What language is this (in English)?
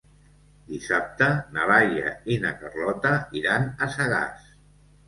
Catalan